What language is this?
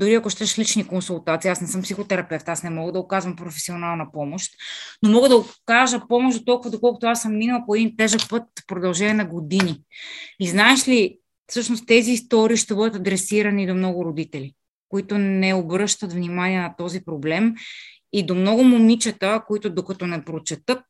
Bulgarian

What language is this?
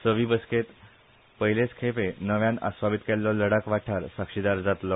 Konkani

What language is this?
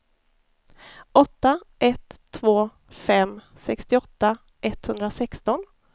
Swedish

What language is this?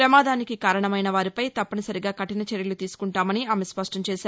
Telugu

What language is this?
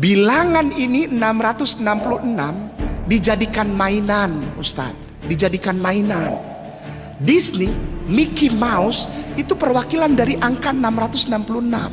Indonesian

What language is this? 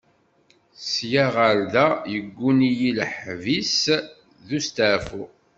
Kabyle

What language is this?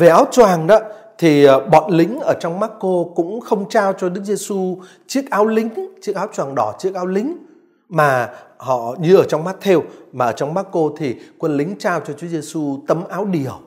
Vietnamese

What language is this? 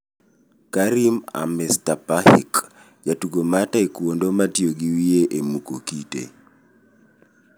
Luo (Kenya and Tanzania)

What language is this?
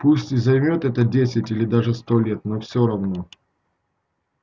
Russian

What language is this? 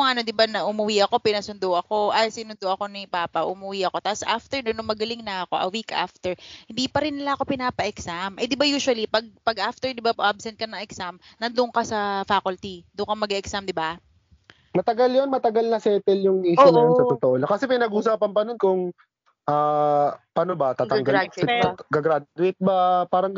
Filipino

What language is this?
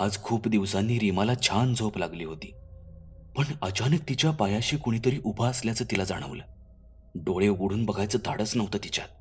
Marathi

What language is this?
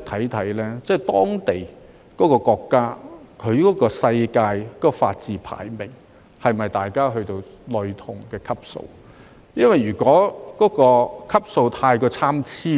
Cantonese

